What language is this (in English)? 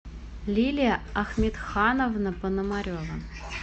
Russian